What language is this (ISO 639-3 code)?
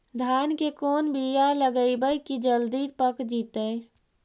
mag